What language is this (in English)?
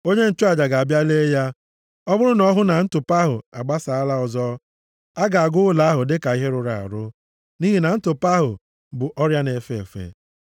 Igbo